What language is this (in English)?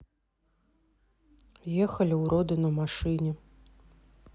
Russian